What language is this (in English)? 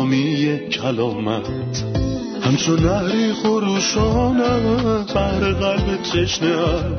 Persian